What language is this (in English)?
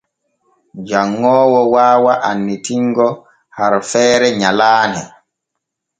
Borgu Fulfulde